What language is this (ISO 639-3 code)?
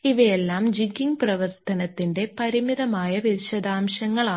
mal